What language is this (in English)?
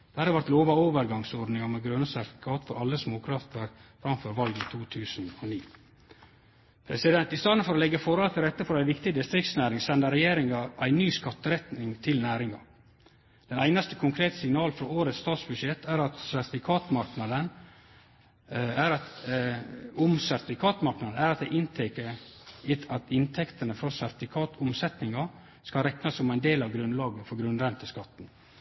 Norwegian Nynorsk